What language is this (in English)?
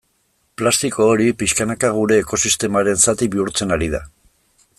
Basque